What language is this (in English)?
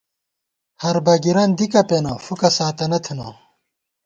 Gawar-Bati